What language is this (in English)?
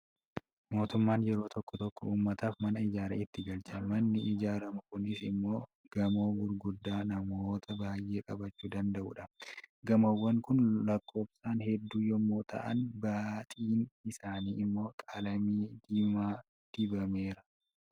Oromo